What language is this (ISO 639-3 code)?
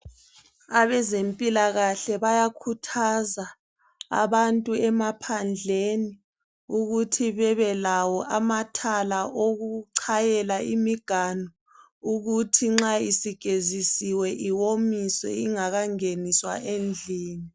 nde